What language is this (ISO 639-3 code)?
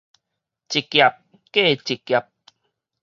nan